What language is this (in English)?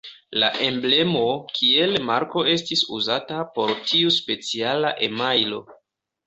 Esperanto